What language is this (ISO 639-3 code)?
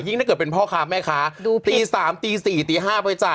tha